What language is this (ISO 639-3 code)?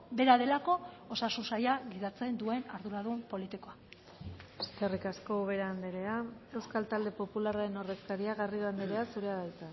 eus